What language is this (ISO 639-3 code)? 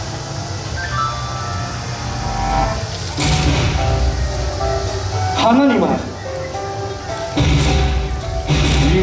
jpn